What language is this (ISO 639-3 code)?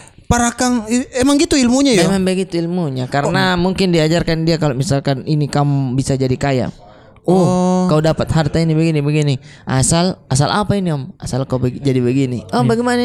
ind